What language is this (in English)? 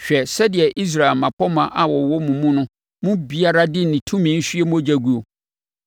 Akan